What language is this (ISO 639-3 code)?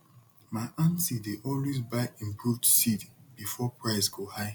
pcm